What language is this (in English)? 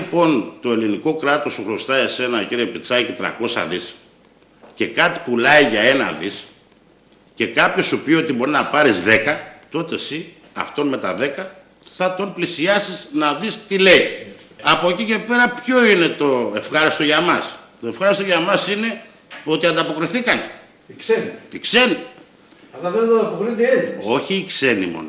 Greek